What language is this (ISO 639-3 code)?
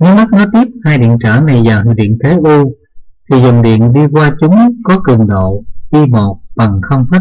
vie